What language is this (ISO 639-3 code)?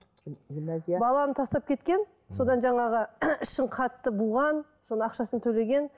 kaz